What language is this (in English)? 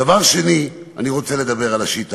Hebrew